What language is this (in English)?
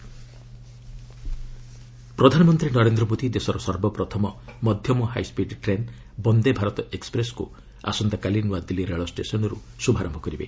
Odia